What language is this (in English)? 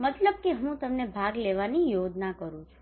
Gujarati